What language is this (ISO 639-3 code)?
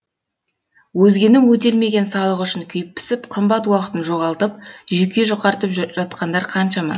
kaz